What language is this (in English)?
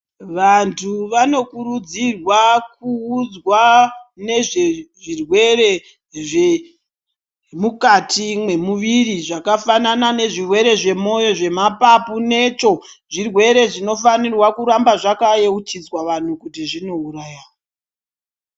Ndau